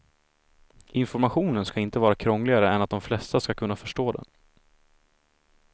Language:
Swedish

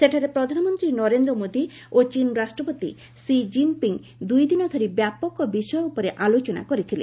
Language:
Odia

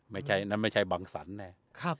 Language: Thai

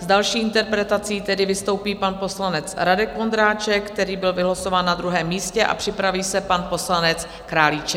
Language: Czech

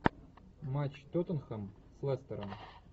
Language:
Russian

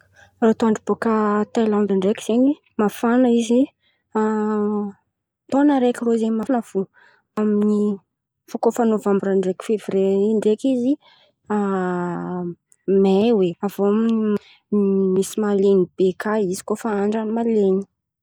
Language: Antankarana Malagasy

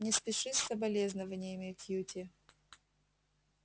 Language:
Russian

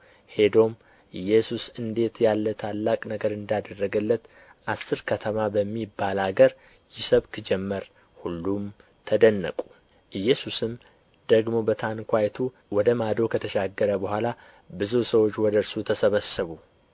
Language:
Amharic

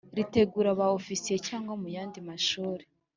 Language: Kinyarwanda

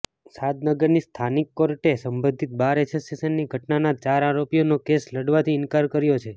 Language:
Gujarati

